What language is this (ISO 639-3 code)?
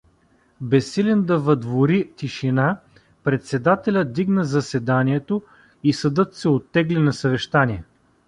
bul